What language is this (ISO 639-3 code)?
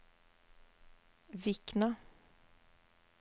nor